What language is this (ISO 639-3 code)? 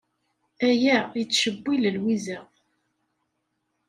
kab